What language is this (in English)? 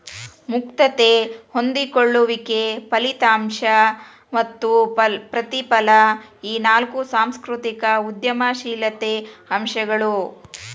Kannada